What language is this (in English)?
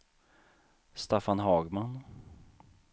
Swedish